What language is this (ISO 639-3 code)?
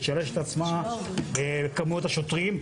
heb